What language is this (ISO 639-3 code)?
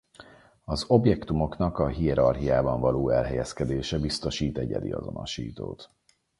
hun